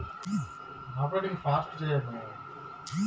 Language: Telugu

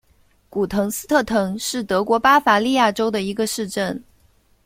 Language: Chinese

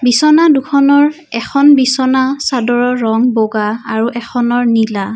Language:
Assamese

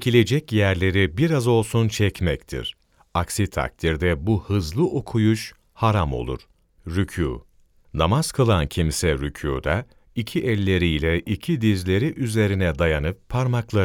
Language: Turkish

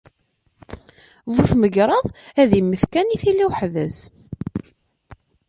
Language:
Kabyle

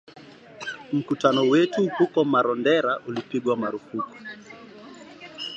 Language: Swahili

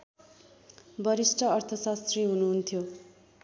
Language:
Nepali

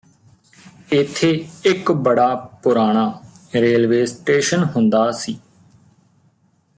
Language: Punjabi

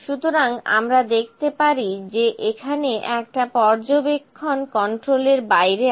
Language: Bangla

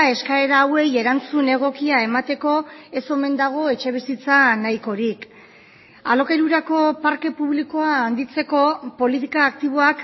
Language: Basque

